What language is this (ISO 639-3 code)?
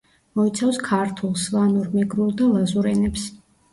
kat